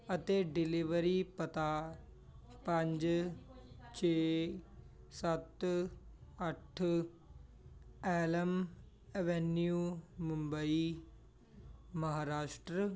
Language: Punjabi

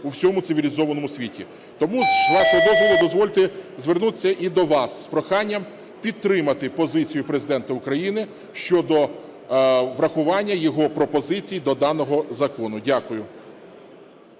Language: Ukrainian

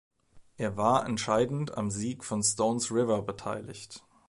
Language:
German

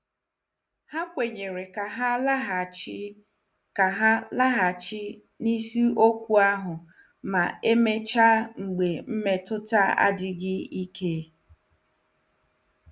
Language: Igbo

